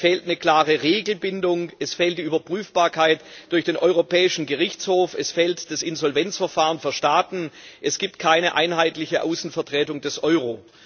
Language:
German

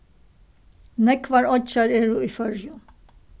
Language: Faroese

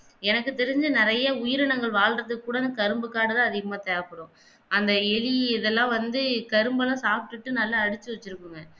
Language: Tamil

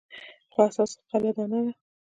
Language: Pashto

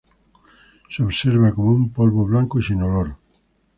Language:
Spanish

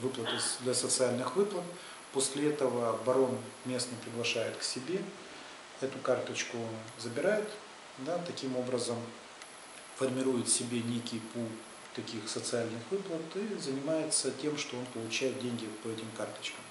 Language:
Russian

